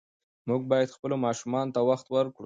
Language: Pashto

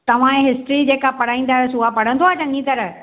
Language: Sindhi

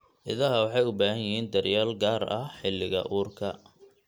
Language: Somali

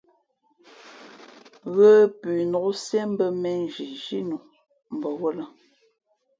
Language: Fe'fe'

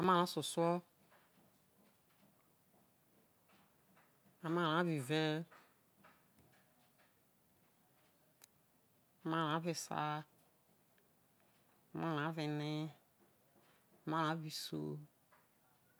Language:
Isoko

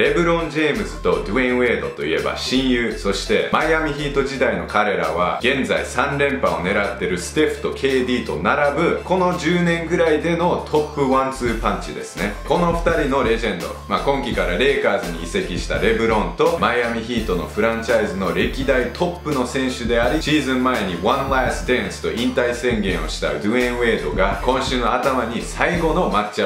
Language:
Japanese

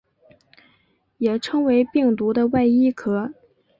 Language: Chinese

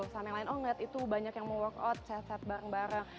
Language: Indonesian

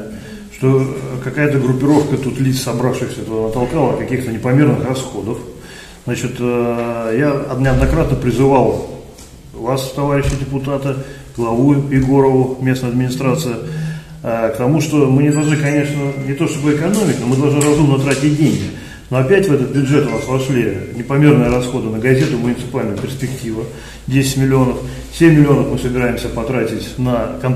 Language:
Russian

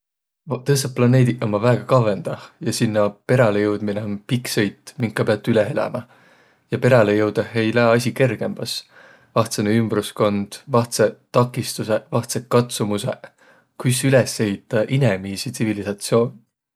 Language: Võro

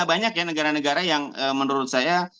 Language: Indonesian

